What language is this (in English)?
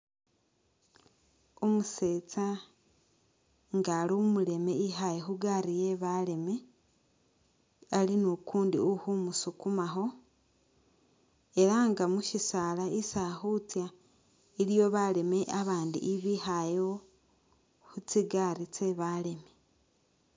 Masaaba